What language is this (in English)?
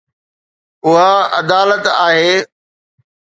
Sindhi